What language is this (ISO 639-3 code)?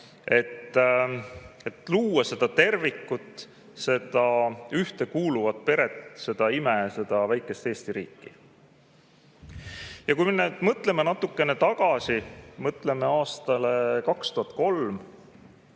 est